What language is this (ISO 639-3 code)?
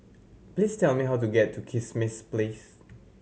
eng